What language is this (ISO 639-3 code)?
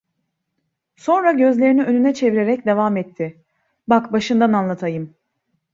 tur